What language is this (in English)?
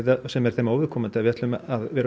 Icelandic